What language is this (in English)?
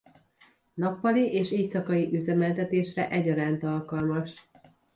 Hungarian